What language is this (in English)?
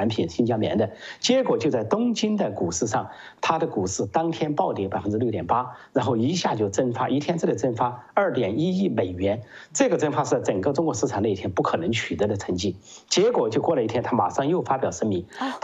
Chinese